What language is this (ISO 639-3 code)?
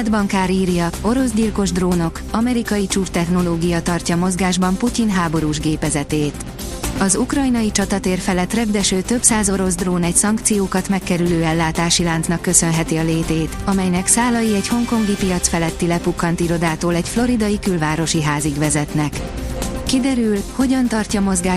hun